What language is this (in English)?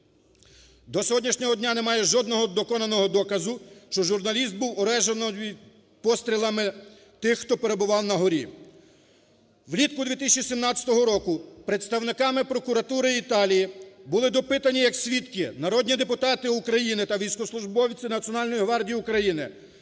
Ukrainian